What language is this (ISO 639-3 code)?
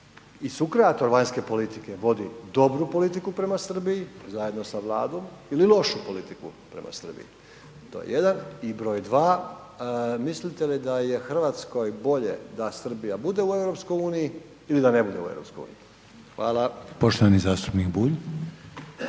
hrv